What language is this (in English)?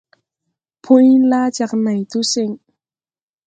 Tupuri